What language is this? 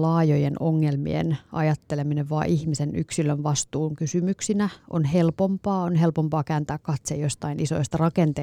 Finnish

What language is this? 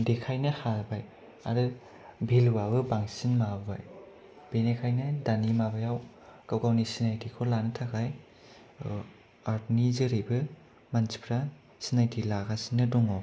Bodo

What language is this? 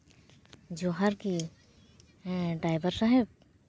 Santali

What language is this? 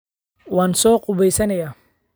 Somali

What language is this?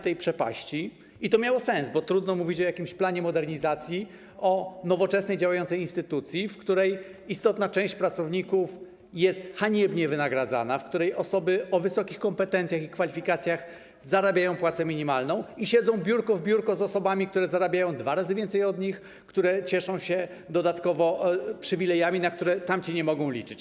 Polish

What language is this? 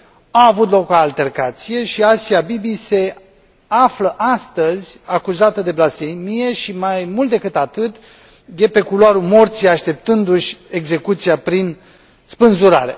Romanian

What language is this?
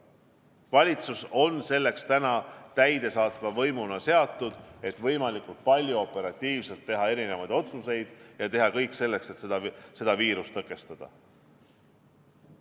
Estonian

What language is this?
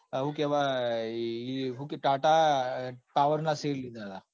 Gujarati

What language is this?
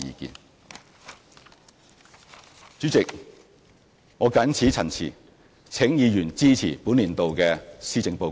Cantonese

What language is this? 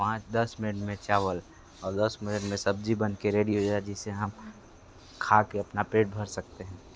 Hindi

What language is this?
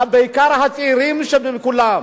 Hebrew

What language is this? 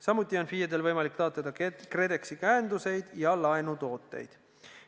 Estonian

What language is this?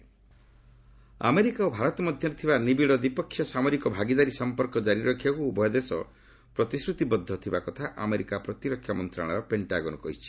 Odia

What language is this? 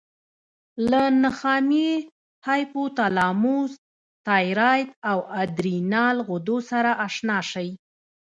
Pashto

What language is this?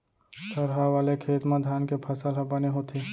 Chhattisgarhi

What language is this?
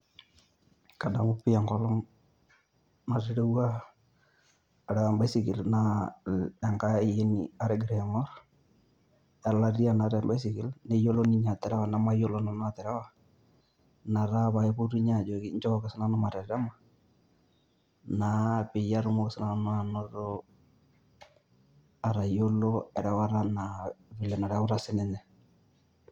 Masai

